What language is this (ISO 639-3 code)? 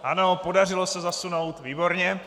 ces